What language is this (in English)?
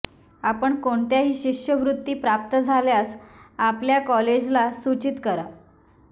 Marathi